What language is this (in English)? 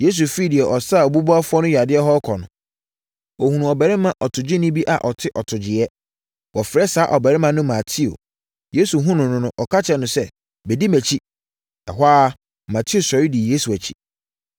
Akan